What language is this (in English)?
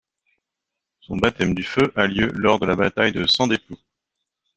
French